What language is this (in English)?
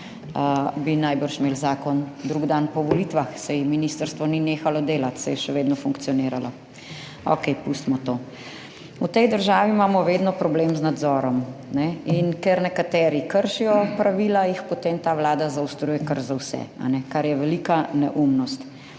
Slovenian